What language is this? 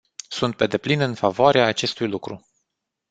Romanian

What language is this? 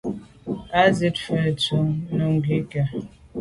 Medumba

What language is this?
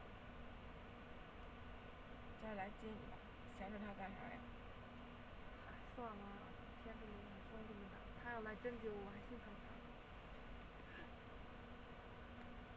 Chinese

